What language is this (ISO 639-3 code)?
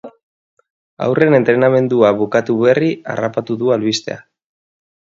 eus